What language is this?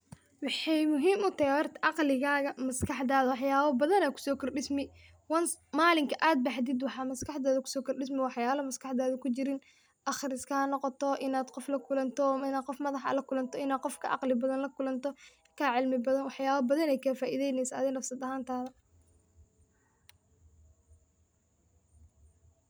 Somali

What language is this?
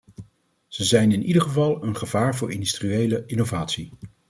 Dutch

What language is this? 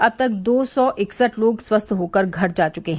Hindi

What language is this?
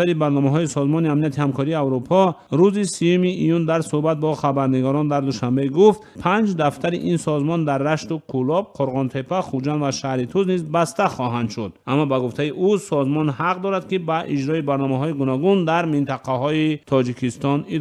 Persian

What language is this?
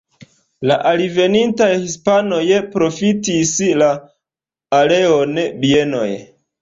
Esperanto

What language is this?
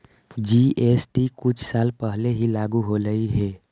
Magahi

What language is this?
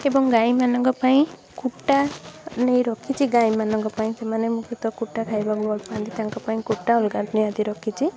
Odia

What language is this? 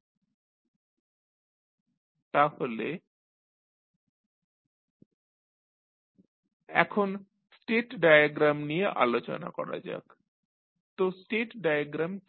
Bangla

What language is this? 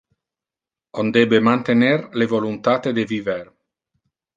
Interlingua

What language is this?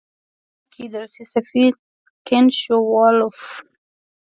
Pashto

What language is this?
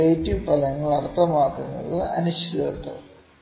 Malayalam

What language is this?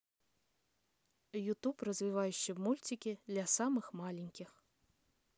Russian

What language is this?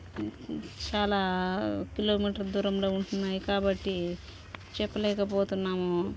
Telugu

